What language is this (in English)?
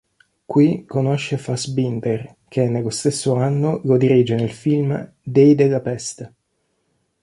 Italian